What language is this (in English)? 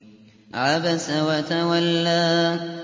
Arabic